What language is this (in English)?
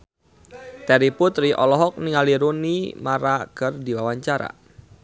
Sundanese